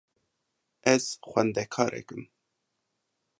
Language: Kurdish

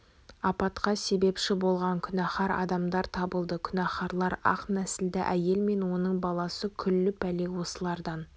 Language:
Kazakh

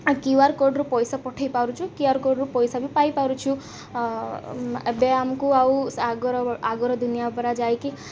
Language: Odia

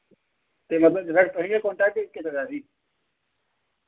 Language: Dogri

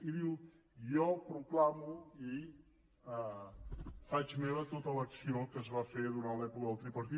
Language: Catalan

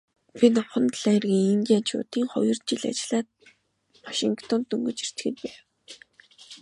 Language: Mongolian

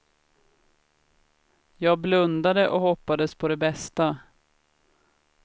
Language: Swedish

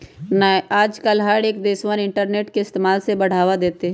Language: Magahi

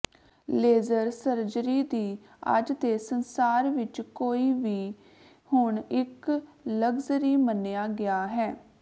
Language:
Punjabi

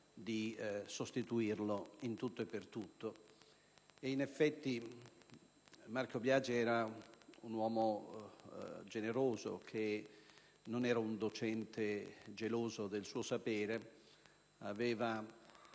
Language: Italian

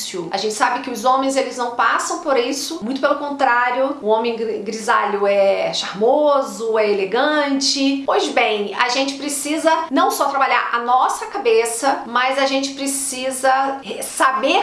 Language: Portuguese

